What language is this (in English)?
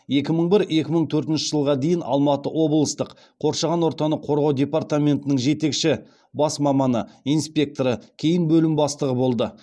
Kazakh